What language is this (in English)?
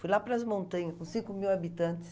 Portuguese